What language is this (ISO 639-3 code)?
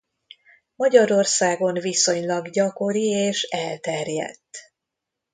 hun